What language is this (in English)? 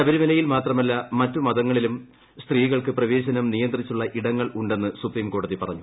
Malayalam